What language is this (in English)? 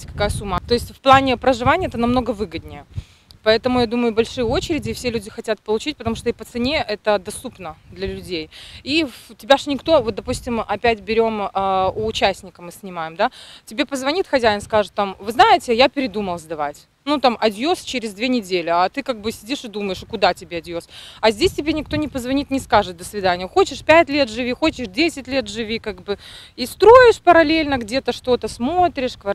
Russian